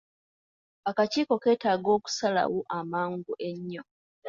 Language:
Ganda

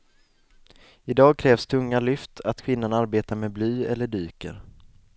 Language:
Swedish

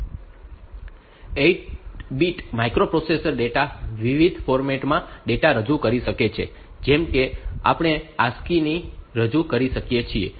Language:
Gujarati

